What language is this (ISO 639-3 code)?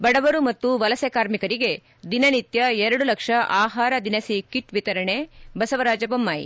kan